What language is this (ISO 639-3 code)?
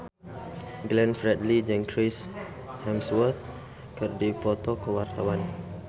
sun